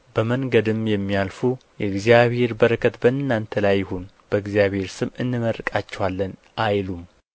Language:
Amharic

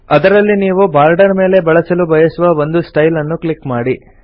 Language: Kannada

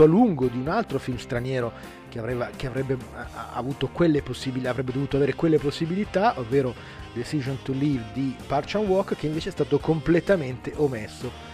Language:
Italian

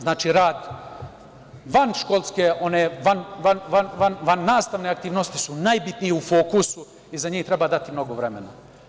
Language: Serbian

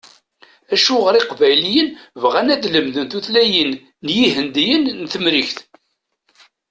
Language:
Kabyle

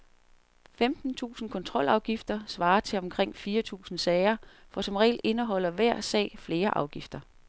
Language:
Danish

